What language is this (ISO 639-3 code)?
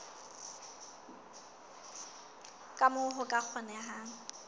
sot